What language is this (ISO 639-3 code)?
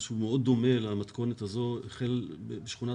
heb